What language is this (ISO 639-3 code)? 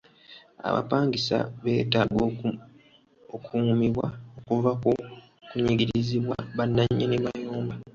lug